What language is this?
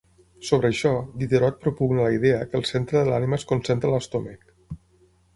Catalan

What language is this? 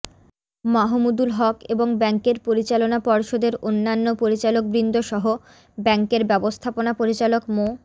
Bangla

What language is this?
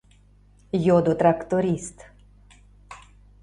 Mari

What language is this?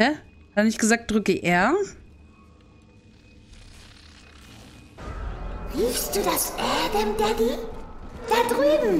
German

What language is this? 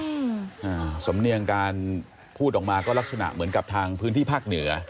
Thai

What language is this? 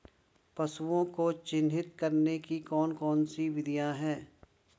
Hindi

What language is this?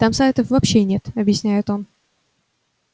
Russian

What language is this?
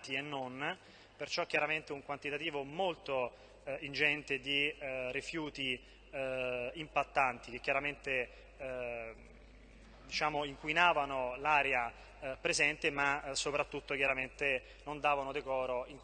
Italian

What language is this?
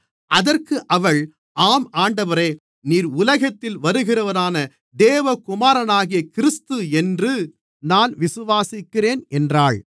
Tamil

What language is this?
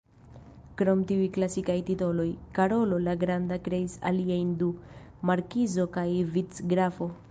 Esperanto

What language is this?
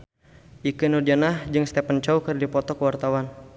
Sundanese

